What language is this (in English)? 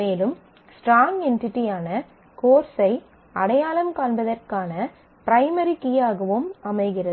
Tamil